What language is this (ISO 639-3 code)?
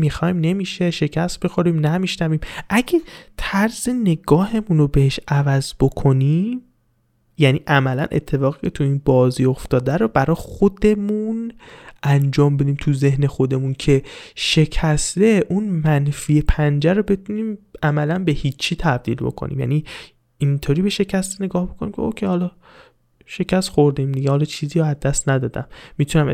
fas